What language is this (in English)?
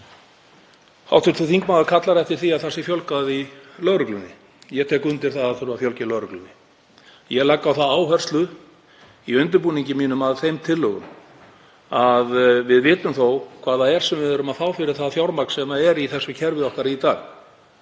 Icelandic